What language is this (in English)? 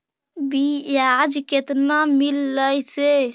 Magahi